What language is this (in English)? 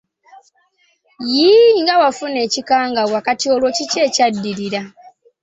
Ganda